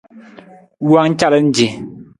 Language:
Nawdm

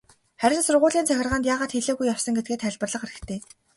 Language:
Mongolian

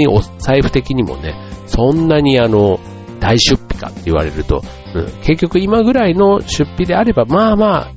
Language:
Japanese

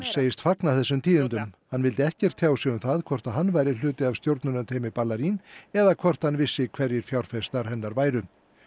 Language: Icelandic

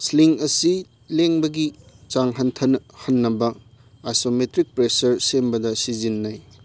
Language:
Manipuri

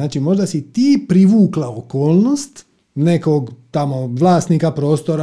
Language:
Croatian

